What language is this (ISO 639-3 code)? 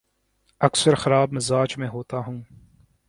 urd